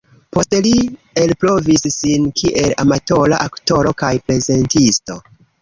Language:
Esperanto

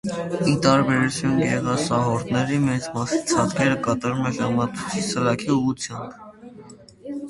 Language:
Armenian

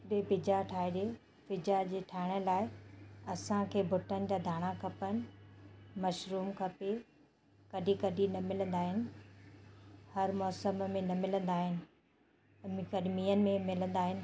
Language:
Sindhi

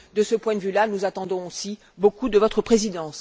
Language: French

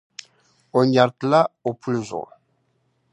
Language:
Dagbani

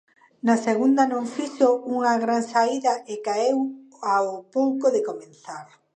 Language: Galician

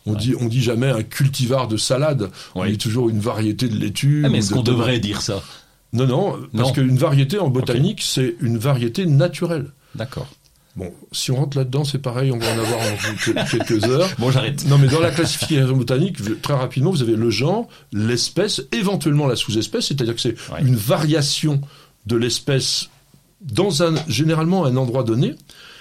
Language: French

